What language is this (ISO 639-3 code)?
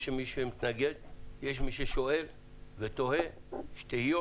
heb